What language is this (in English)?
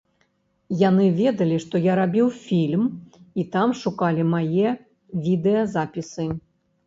Belarusian